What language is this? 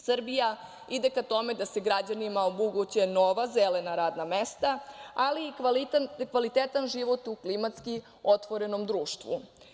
Serbian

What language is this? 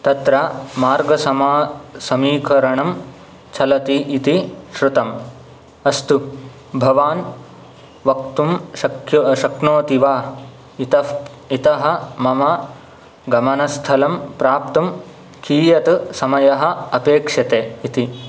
Sanskrit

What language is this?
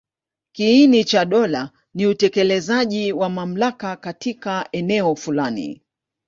Swahili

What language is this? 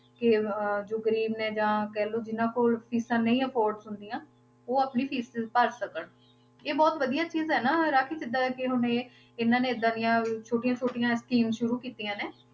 Punjabi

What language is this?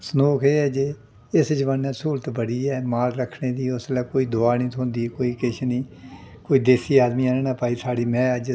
Dogri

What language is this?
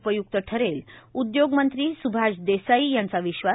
Marathi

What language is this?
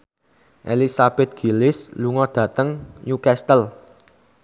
Javanese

